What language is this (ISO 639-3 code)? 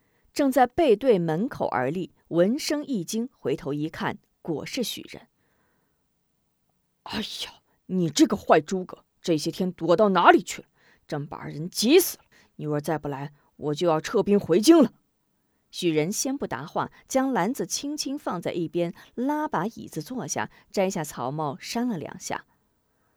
zho